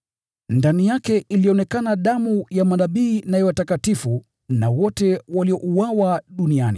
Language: Swahili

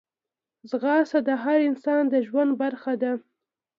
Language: Pashto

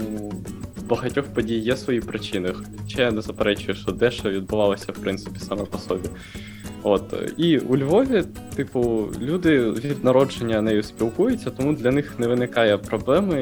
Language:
Ukrainian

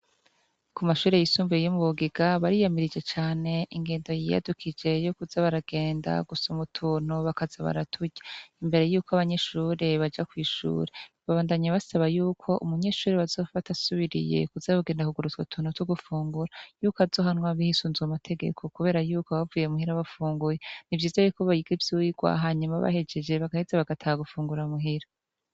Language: Rundi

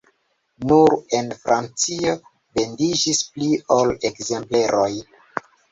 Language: Esperanto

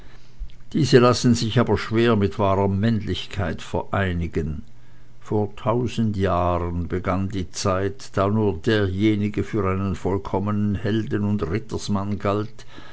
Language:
German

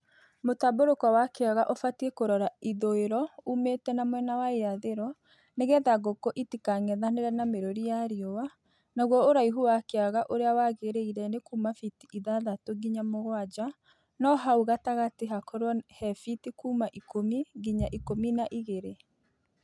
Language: Kikuyu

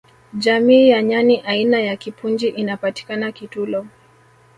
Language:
Swahili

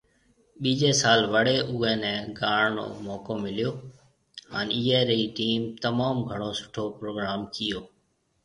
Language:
Marwari (Pakistan)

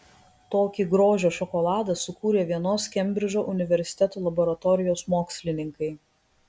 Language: Lithuanian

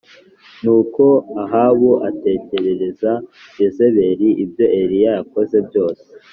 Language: Kinyarwanda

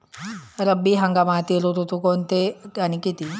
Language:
Marathi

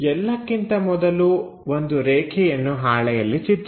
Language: Kannada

